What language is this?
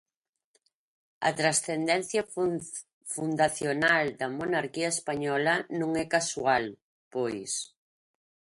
Galician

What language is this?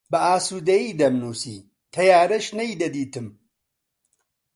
Central Kurdish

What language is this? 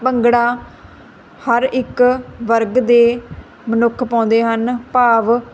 Punjabi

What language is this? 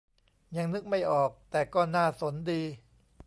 Thai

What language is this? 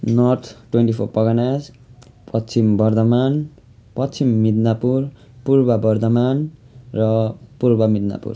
Nepali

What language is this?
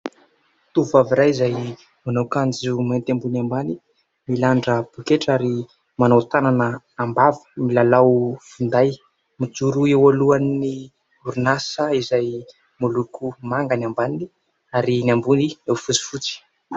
Malagasy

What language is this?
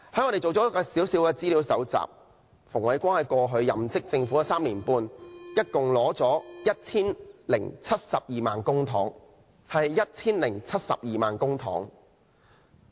Cantonese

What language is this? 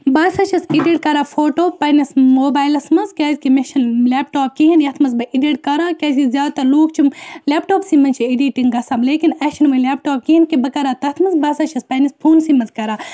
Kashmiri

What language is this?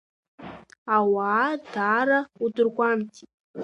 Abkhazian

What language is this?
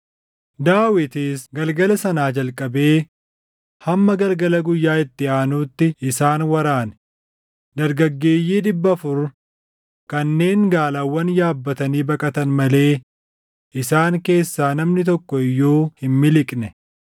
Oromo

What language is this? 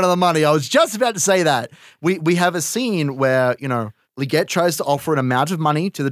English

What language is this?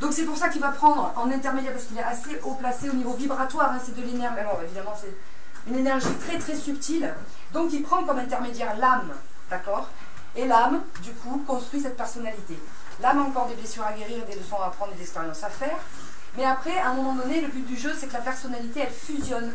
French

